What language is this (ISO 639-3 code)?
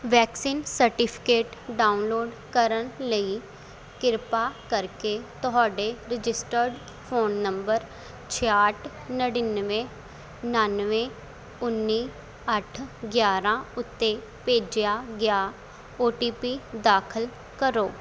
pan